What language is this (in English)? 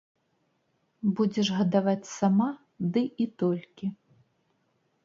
Belarusian